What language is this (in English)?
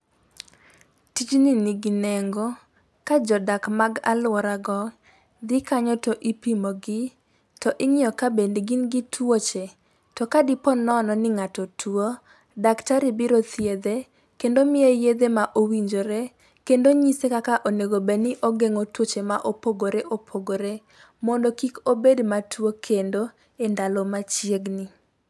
Luo (Kenya and Tanzania)